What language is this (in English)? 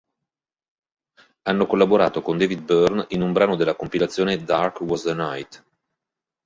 Italian